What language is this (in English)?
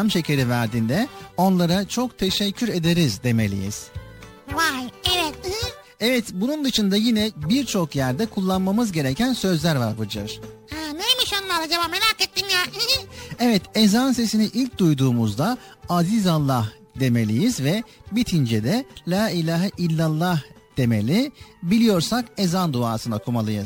Turkish